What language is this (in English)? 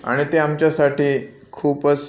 Marathi